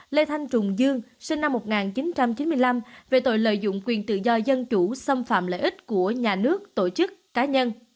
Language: Vietnamese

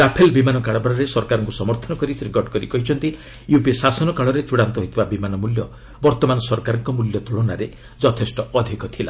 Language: Odia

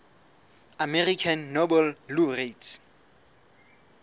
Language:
Southern Sotho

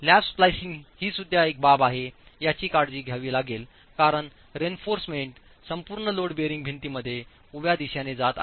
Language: Marathi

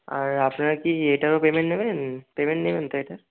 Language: Bangla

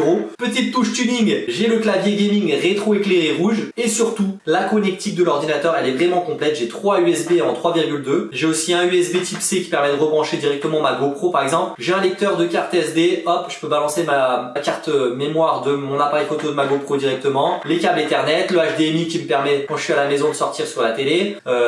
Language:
French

